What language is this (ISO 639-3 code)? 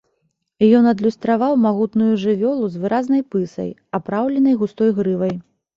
bel